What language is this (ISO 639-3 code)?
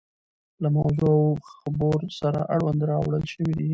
pus